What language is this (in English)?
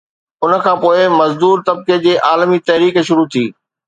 Sindhi